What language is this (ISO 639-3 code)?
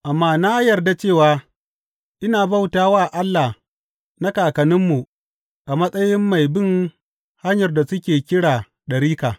hau